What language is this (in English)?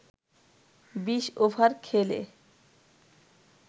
Bangla